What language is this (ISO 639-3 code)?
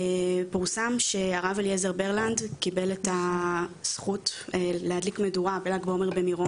heb